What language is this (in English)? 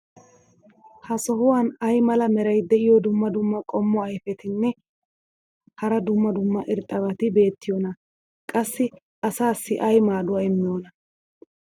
Wolaytta